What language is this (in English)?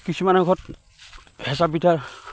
Assamese